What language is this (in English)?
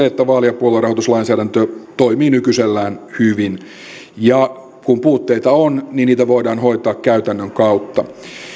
Finnish